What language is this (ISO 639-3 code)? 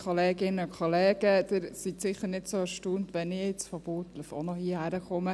gsw